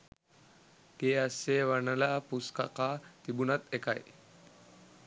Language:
Sinhala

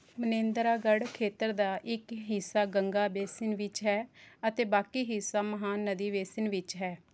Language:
Punjabi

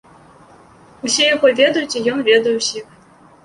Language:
Belarusian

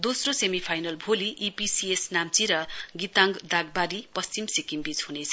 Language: Nepali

